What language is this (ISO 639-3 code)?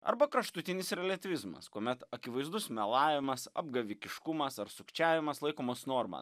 lit